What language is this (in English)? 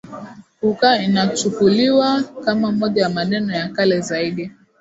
Swahili